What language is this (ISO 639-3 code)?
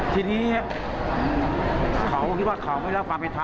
tha